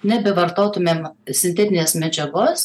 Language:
Lithuanian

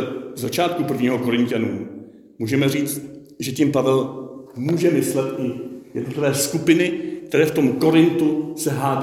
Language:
Czech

